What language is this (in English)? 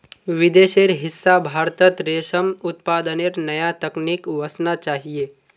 Magahi